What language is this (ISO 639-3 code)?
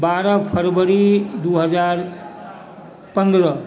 mai